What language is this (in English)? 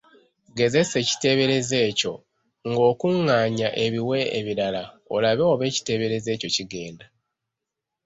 Ganda